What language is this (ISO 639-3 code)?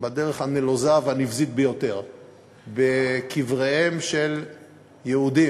heb